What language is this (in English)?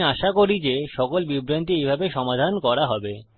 Bangla